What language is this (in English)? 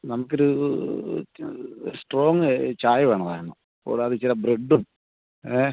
Malayalam